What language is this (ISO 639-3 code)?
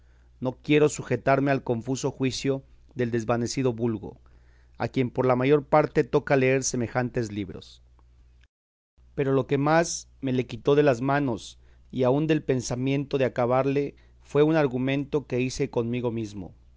spa